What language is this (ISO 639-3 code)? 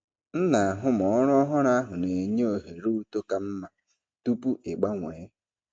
ibo